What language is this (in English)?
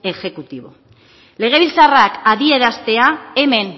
Basque